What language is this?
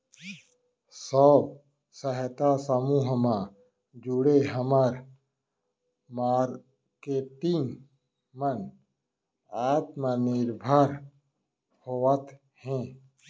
Chhattisgarhi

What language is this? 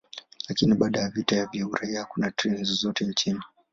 Swahili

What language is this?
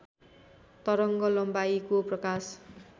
Nepali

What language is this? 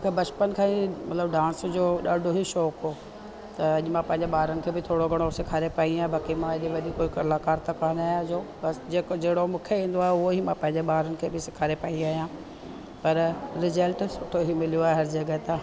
Sindhi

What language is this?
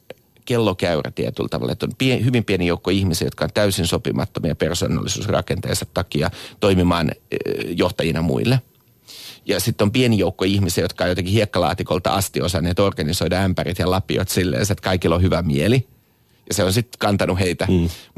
Finnish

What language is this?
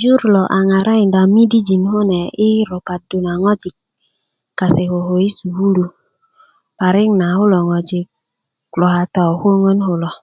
Kuku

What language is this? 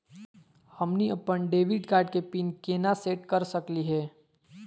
Magahi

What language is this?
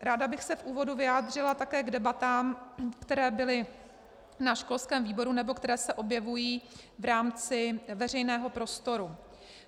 Czech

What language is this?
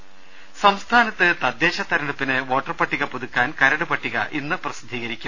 Malayalam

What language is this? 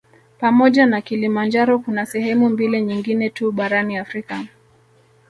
Swahili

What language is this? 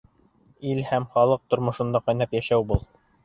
Bashkir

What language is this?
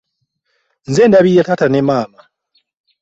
Ganda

